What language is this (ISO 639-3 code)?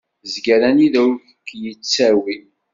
kab